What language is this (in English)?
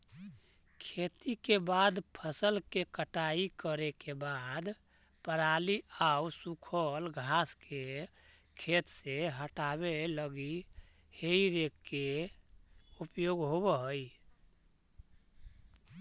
Magahi